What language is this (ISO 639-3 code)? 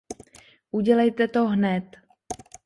ces